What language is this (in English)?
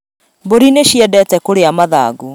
Kikuyu